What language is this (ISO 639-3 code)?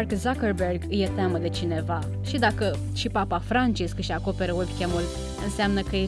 ron